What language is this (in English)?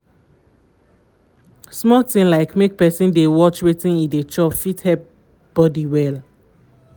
Nigerian Pidgin